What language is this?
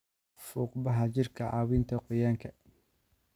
Somali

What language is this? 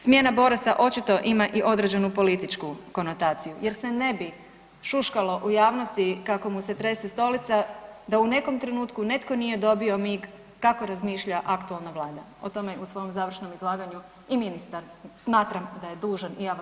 Croatian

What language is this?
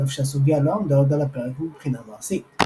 Hebrew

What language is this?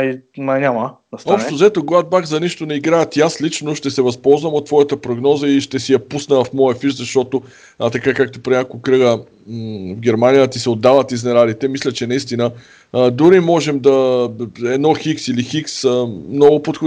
Bulgarian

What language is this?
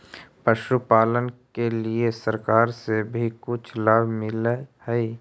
Magahi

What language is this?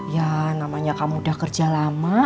Indonesian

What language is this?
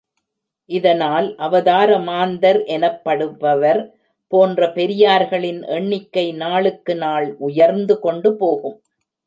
Tamil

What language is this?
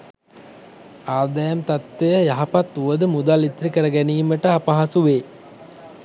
Sinhala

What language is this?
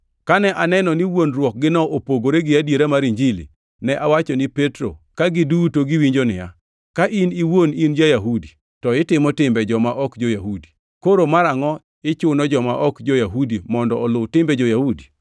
Luo (Kenya and Tanzania)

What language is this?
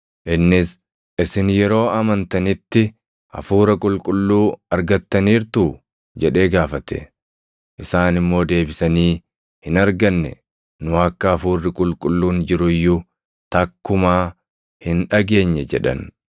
Oromo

